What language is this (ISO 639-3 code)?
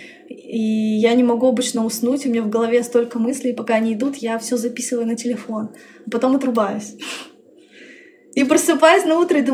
rus